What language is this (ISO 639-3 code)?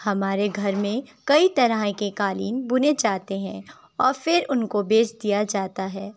urd